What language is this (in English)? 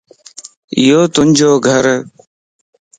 Lasi